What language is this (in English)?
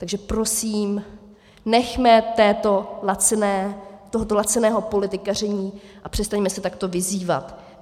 Czech